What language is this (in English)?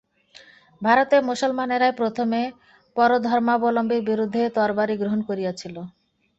Bangla